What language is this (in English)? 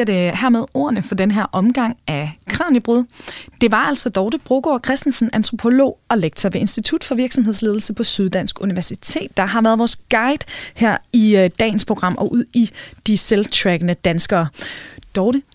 Danish